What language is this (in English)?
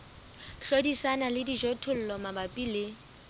Southern Sotho